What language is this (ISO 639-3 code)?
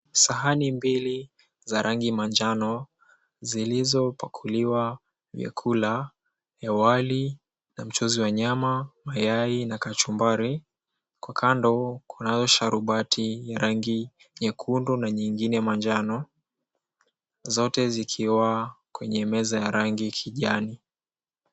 swa